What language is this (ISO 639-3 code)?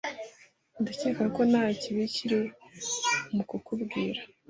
kin